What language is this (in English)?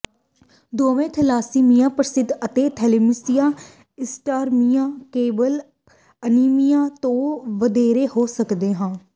Punjabi